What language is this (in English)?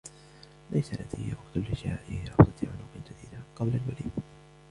Arabic